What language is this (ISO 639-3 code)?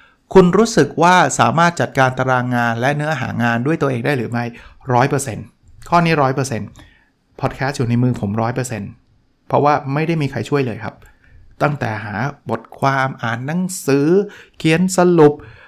tha